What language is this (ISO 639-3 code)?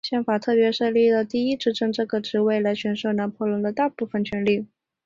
zho